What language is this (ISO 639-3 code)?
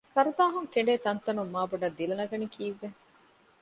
div